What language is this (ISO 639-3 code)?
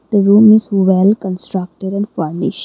eng